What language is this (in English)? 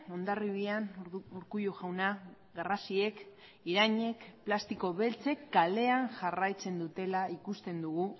Basque